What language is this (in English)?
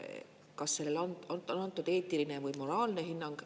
Estonian